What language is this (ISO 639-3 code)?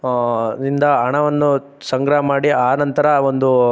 kan